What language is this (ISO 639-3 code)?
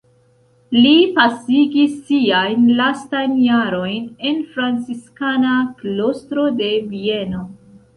epo